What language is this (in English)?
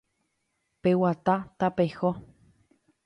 Guarani